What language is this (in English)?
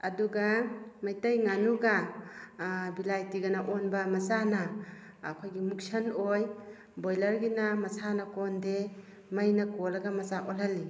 Manipuri